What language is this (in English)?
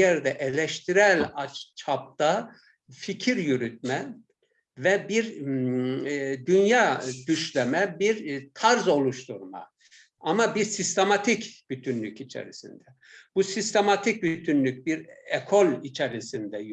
Turkish